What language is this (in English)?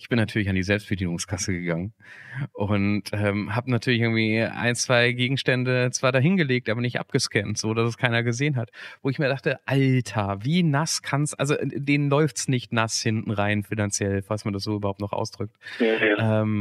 German